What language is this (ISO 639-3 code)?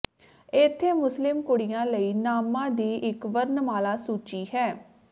pan